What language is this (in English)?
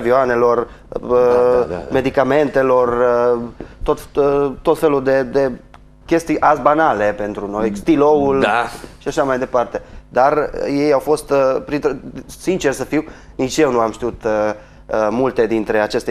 Romanian